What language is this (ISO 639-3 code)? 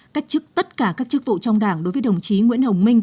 vie